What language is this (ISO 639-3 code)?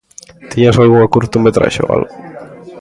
glg